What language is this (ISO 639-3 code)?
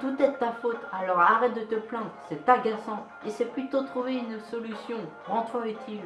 fra